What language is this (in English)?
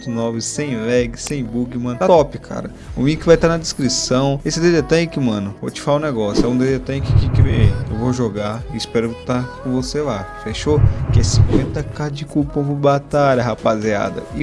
Portuguese